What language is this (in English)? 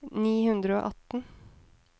Norwegian